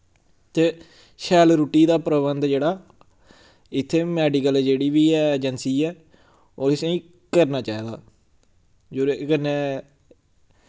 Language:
Dogri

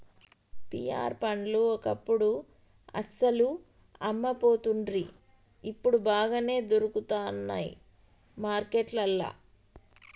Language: Telugu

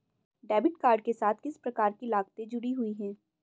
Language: Hindi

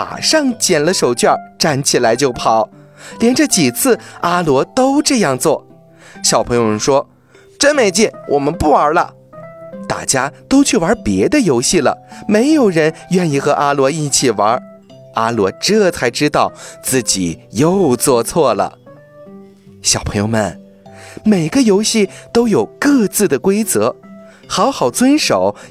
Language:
Chinese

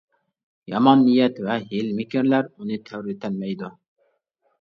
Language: Uyghur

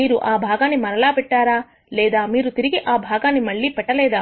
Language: Telugu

